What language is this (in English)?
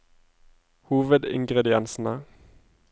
Norwegian